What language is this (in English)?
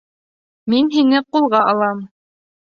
Bashkir